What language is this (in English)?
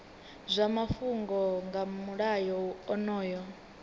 Venda